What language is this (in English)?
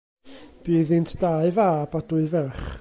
Welsh